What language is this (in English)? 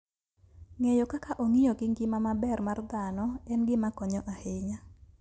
Luo (Kenya and Tanzania)